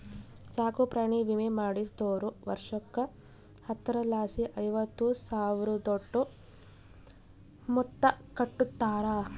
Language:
Kannada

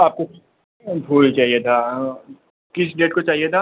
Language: Hindi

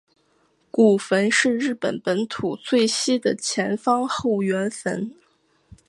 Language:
Chinese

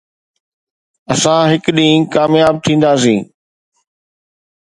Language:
Sindhi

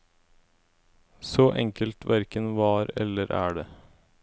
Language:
Norwegian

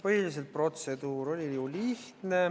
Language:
Estonian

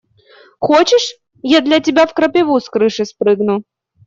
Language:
Russian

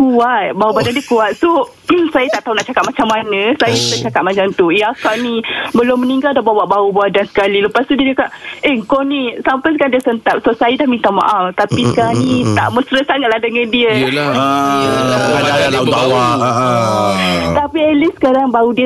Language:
Malay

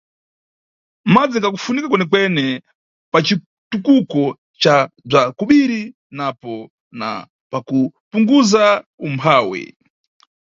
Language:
Nyungwe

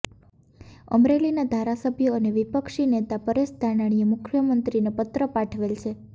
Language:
Gujarati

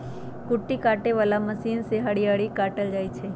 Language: Magahi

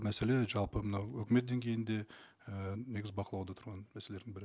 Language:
Kazakh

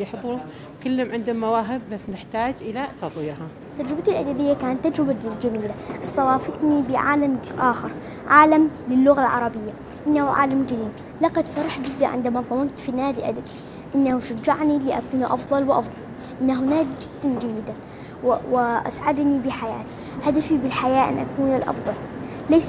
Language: Arabic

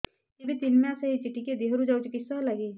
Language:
Odia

